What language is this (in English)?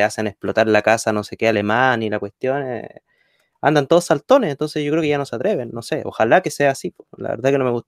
Spanish